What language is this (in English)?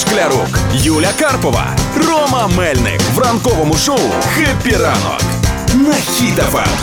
Ukrainian